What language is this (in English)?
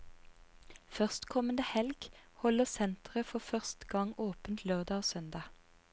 Norwegian